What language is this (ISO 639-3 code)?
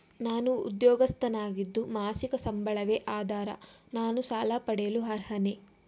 kan